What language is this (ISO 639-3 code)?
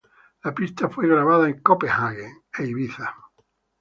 spa